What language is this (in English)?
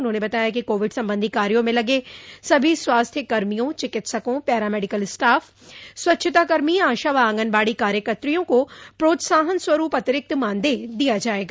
Hindi